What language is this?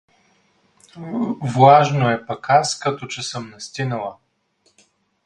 Bulgarian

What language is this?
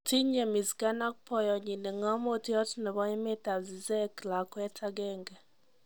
Kalenjin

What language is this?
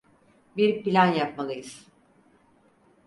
Turkish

